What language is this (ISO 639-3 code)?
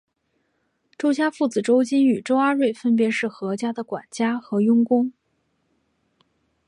zho